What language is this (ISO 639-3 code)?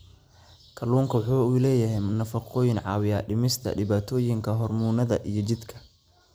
som